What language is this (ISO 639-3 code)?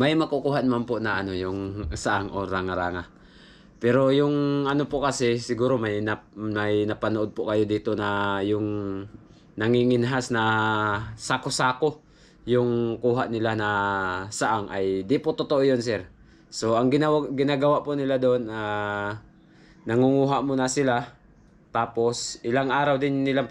fil